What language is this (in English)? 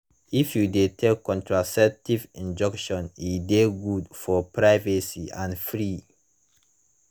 Nigerian Pidgin